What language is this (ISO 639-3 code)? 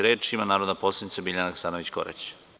srp